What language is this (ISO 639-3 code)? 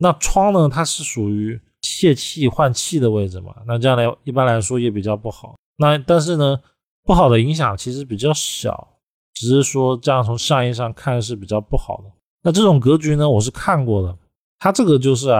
zho